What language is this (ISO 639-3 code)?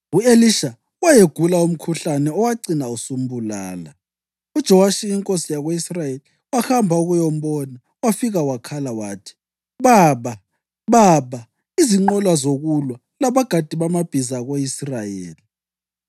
nde